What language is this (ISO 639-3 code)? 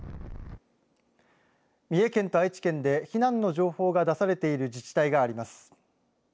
jpn